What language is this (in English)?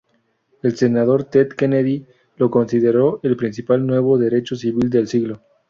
Spanish